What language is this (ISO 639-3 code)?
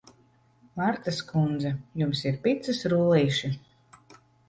lav